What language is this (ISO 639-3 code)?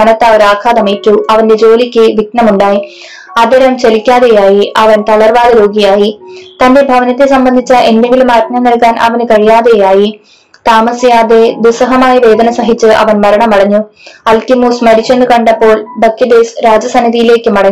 mal